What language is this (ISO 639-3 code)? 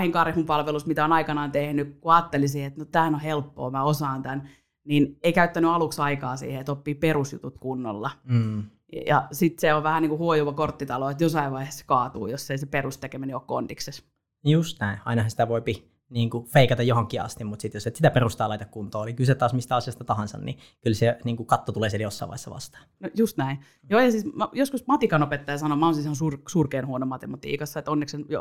fin